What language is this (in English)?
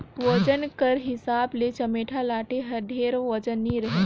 Chhattisgarhi